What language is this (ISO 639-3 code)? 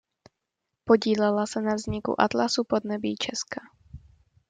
ces